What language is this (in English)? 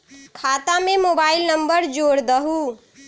Magahi